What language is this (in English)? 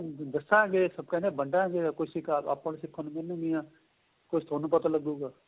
Punjabi